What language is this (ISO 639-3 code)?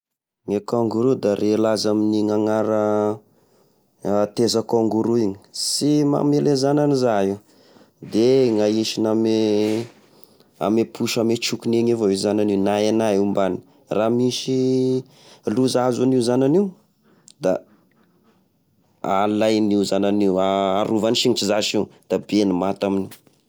tkg